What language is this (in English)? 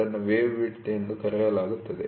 Kannada